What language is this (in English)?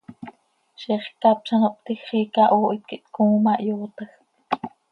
Seri